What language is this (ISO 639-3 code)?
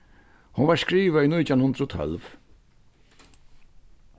fao